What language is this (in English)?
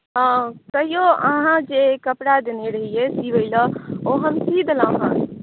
Maithili